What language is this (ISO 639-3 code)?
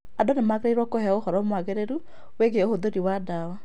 kik